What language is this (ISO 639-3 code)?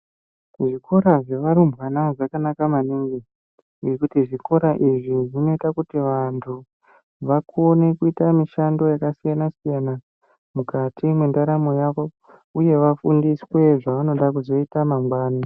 ndc